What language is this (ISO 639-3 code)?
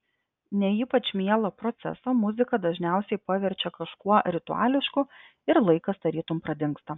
lit